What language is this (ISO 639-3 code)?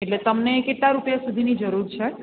guj